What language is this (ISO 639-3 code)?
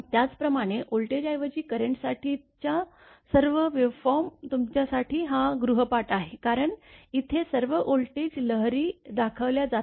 mar